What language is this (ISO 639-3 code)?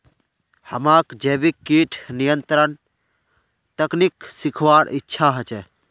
mag